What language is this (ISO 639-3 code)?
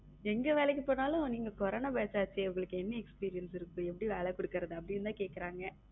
tam